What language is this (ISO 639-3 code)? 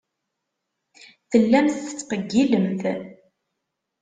kab